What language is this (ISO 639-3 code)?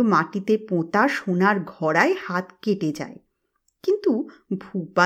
ben